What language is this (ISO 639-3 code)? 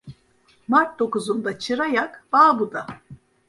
tur